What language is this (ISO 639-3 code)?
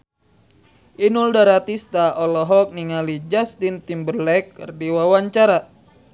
sun